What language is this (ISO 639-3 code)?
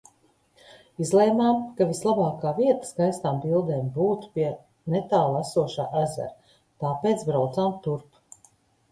lav